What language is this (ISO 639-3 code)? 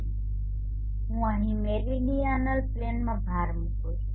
guj